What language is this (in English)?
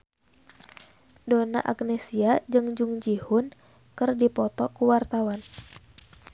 Sundanese